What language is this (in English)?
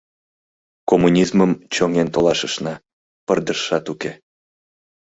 Mari